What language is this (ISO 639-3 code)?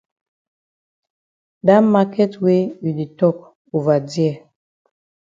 wes